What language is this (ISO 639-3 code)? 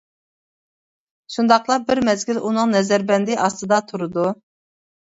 uig